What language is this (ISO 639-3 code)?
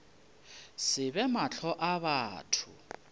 nso